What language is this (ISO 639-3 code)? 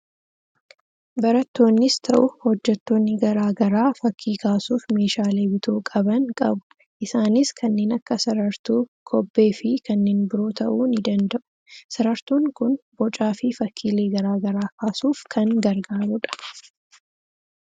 orm